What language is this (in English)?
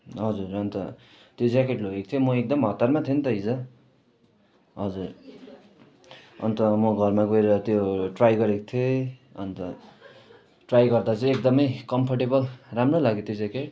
Nepali